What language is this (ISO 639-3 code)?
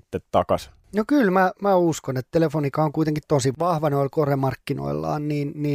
fin